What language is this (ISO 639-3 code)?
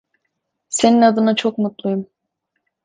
tur